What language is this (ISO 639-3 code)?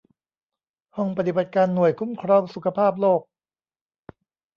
tha